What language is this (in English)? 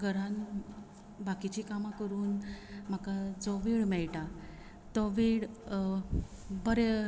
Konkani